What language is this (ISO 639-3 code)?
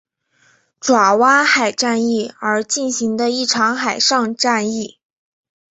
zho